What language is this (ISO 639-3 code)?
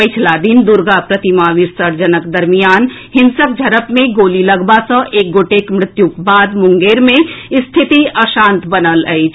mai